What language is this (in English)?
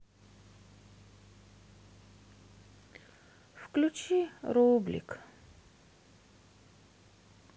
Russian